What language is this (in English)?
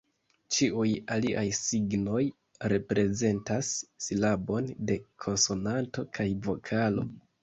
Esperanto